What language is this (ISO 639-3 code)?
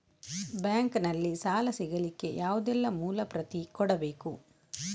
kan